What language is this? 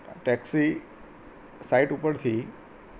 Gujarati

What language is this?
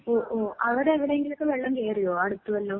Malayalam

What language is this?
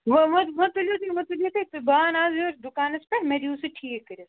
Kashmiri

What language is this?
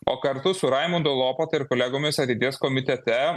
Lithuanian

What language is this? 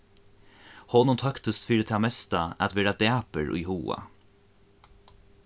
Faroese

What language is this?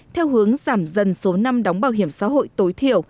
Vietnamese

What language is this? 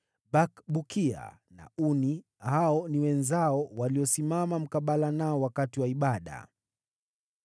Swahili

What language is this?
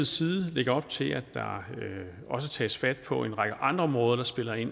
Danish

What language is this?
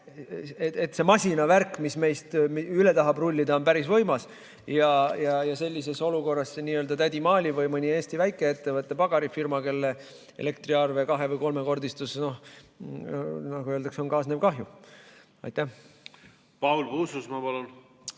Estonian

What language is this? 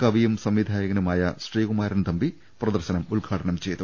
Malayalam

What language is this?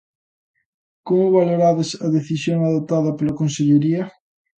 Galician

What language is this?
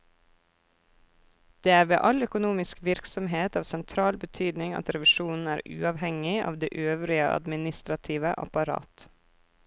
Norwegian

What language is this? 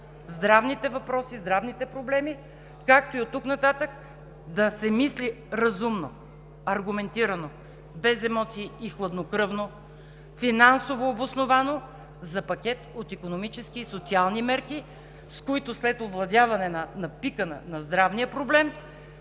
Bulgarian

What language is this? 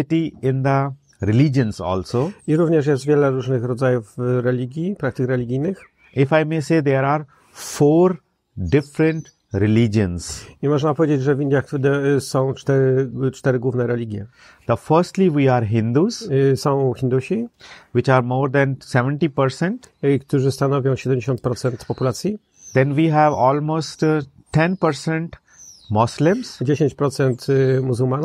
Polish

